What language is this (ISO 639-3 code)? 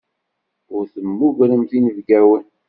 kab